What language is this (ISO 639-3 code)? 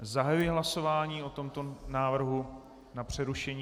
ces